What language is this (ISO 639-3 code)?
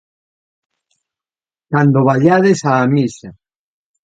glg